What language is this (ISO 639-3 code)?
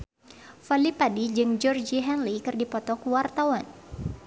sun